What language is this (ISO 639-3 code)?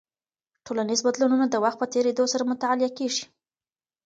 pus